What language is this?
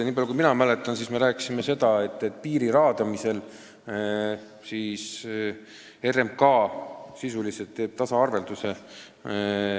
Estonian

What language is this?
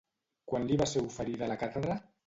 Catalan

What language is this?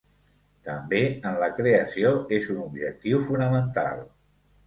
Catalan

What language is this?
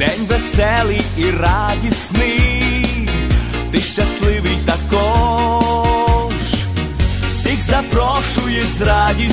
Ukrainian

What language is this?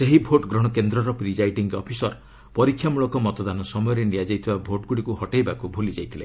Odia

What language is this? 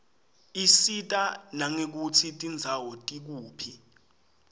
Swati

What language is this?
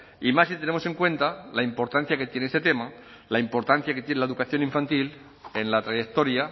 Spanish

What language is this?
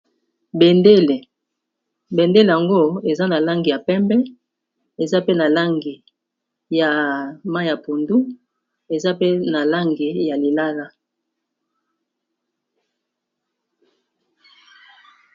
Lingala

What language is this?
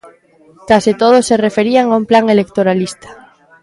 Galician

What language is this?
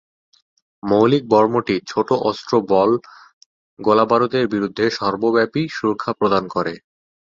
Bangla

